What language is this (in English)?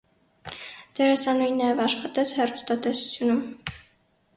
Armenian